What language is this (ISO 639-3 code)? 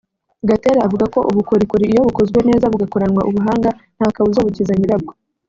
kin